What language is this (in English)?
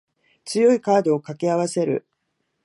Japanese